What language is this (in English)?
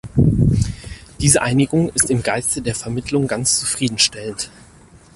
German